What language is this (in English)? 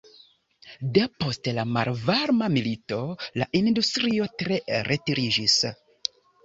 Esperanto